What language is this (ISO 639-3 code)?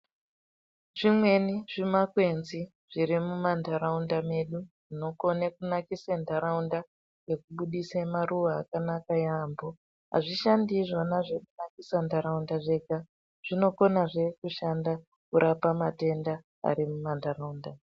ndc